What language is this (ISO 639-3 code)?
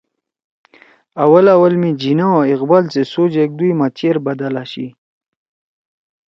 trw